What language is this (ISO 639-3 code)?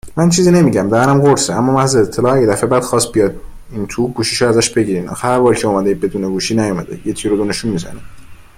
fas